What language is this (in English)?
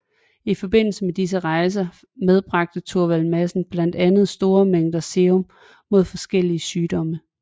Danish